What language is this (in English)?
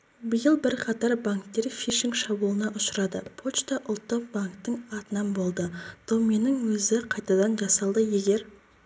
Kazakh